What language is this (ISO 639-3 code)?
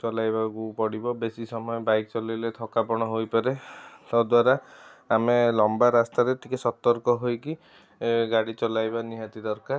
ori